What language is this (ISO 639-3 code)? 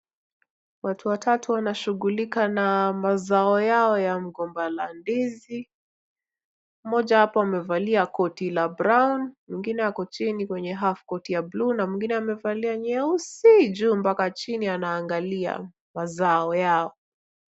swa